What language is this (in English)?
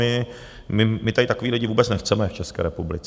Czech